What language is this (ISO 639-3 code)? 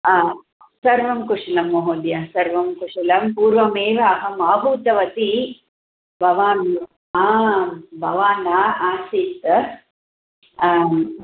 san